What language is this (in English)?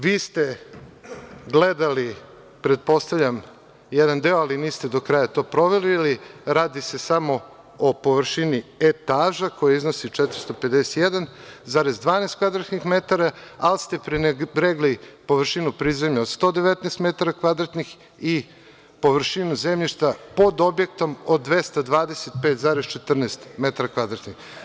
Serbian